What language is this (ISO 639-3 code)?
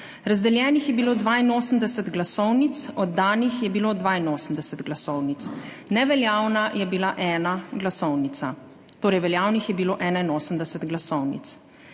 slv